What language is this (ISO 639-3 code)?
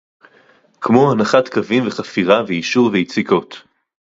heb